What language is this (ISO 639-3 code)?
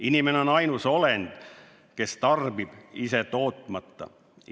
est